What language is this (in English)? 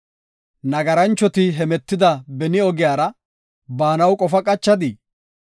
Gofa